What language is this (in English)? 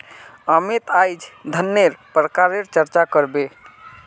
Magahi